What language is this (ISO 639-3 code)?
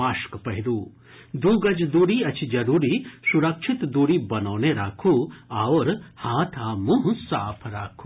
mai